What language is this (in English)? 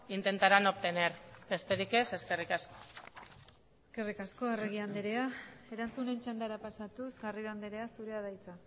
Basque